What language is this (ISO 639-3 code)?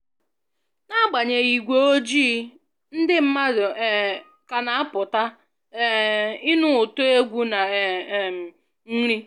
ibo